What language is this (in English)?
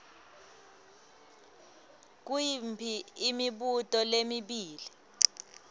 Swati